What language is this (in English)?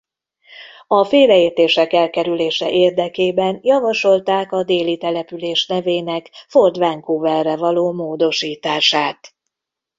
Hungarian